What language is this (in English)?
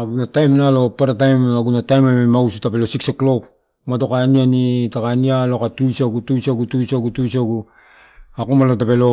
Torau